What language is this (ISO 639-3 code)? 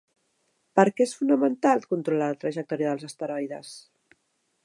cat